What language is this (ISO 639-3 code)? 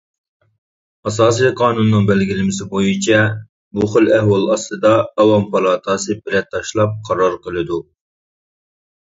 uig